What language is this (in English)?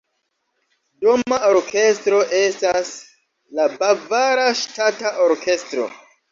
Esperanto